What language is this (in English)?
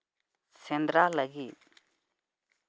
Santali